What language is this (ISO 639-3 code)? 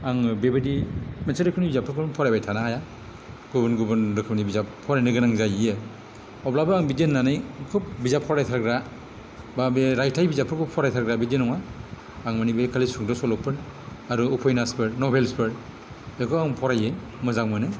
brx